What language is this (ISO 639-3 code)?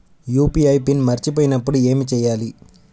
tel